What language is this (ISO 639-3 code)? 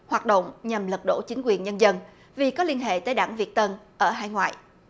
vie